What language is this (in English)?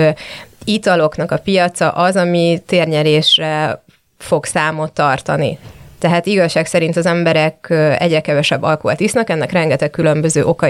Hungarian